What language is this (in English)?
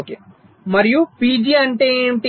Telugu